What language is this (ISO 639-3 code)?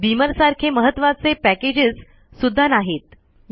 mar